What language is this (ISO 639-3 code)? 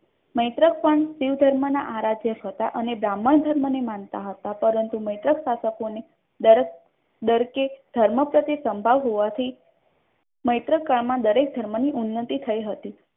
guj